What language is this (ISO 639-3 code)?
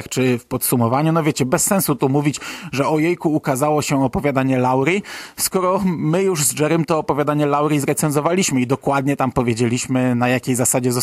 pol